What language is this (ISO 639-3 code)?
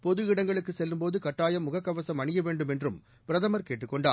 tam